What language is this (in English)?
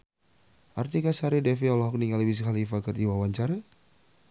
Sundanese